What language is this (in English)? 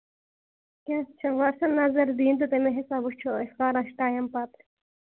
Kashmiri